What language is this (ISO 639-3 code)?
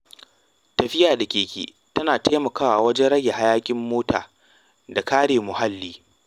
hau